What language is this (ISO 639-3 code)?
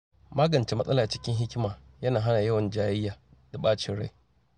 hau